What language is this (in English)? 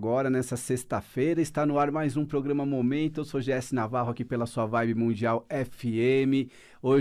Portuguese